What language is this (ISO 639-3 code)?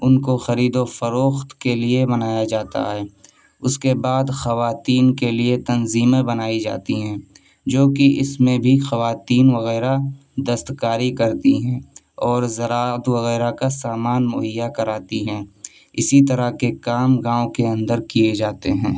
urd